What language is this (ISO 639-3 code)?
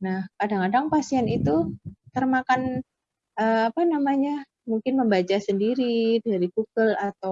ind